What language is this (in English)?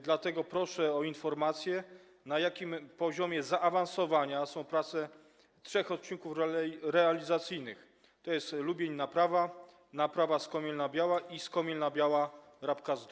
Polish